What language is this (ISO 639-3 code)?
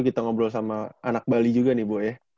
ind